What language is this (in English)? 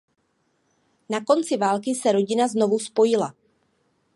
Czech